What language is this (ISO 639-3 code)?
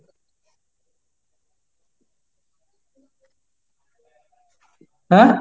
ben